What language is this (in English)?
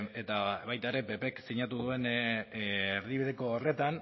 Basque